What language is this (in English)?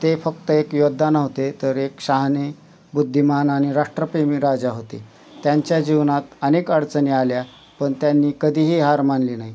Marathi